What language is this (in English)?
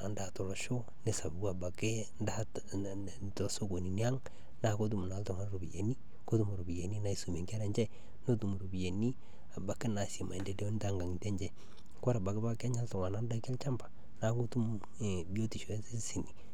Masai